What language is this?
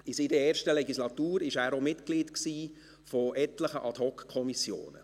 Swiss German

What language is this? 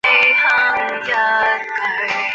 Chinese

